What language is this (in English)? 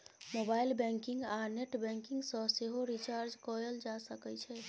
Maithili